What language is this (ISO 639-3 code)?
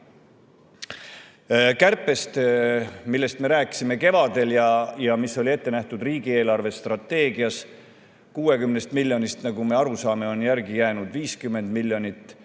est